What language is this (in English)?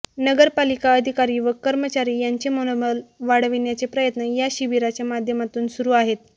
Marathi